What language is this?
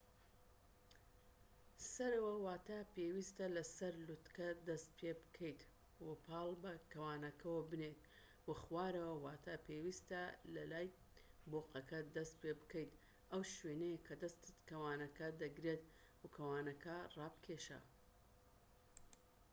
Central Kurdish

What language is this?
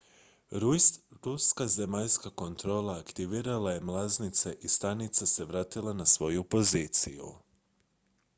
Croatian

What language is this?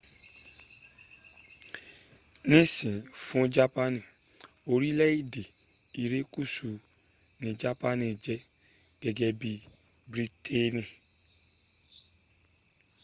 Yoruba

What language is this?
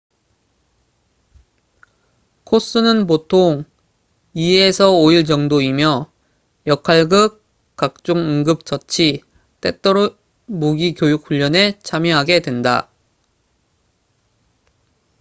Korean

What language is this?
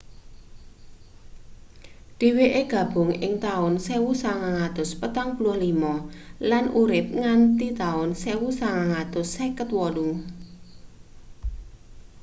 Javanese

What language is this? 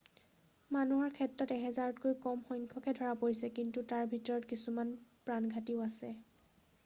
Assamese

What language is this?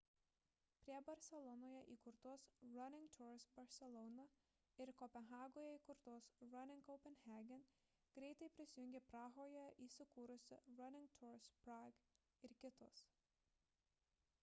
Lithuanian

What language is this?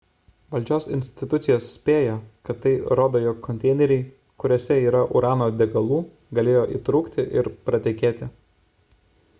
Lithuanian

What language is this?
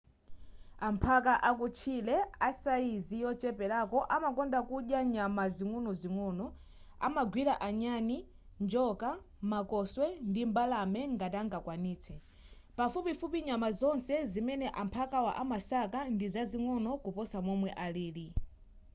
Nyanja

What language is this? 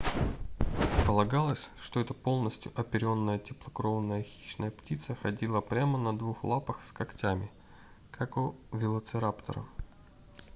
Russian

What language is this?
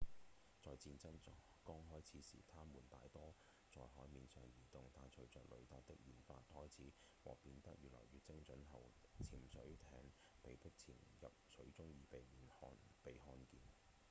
Cantonese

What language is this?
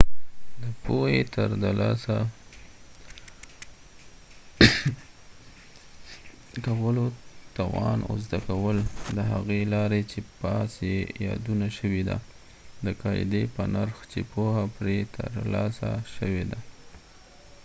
Pashto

